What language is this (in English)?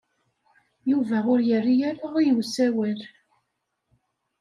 Kabyle